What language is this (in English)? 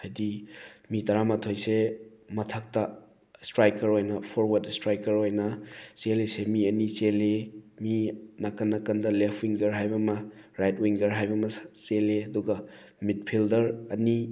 Manipuri